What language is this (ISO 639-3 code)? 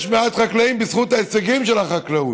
heb